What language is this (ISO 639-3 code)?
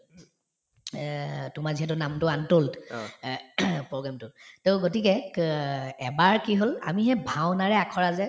asm